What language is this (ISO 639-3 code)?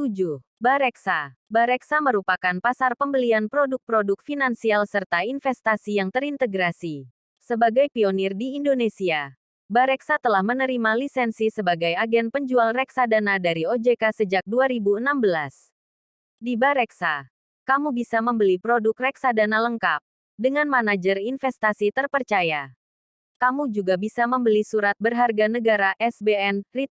ind